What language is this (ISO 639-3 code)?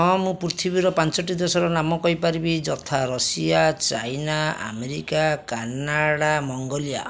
ori